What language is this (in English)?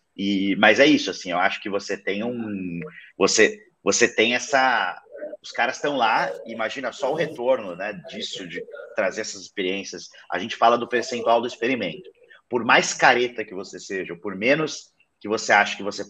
Portuguese